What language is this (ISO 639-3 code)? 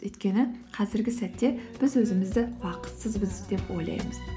kaz